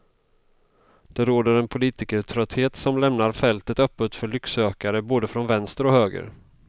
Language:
Swedish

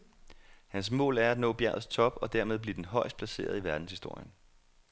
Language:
Danish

